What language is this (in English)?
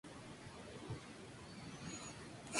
Spanish